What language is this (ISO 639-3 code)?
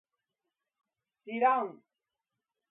jpn